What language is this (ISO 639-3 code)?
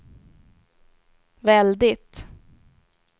swe